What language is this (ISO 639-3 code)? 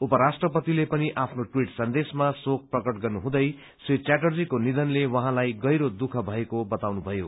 nep